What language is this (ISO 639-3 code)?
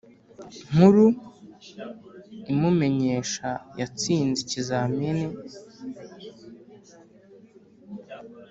kin